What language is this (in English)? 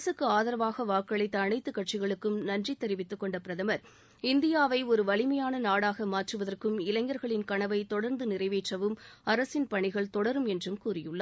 Tamil